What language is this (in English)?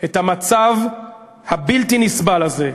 Hebrew